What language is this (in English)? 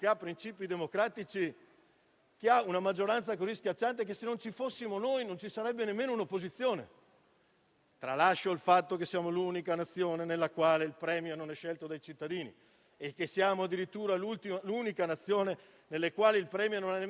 Italian